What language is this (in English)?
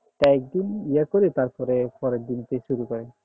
Bangla